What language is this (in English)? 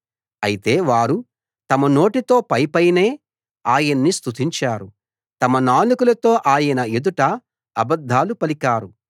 Telugu